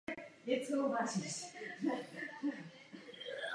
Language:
Czech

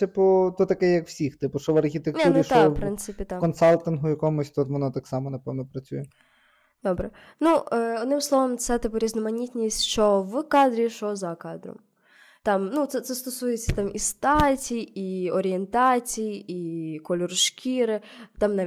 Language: Ukrainian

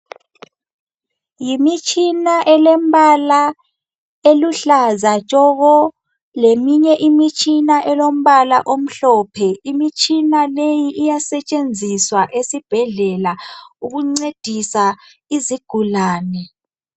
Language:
North Ndebele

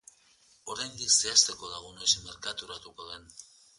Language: Basque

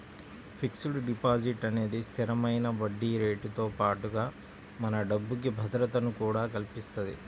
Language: Telugu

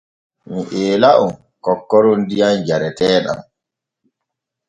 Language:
Borgu Fulfulde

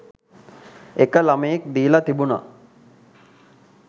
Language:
Sinhala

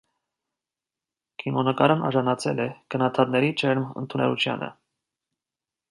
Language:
Armenian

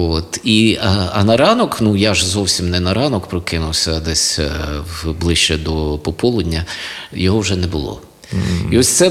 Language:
Ukrainian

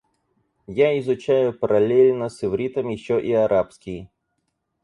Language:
Russian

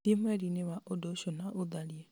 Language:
Kikuyu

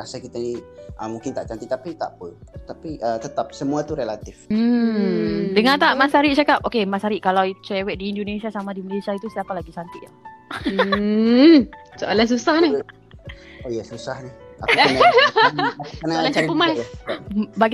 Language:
Malay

